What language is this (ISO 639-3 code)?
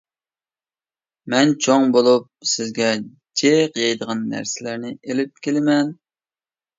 uig